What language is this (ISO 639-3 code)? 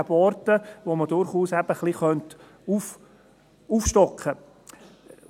gsw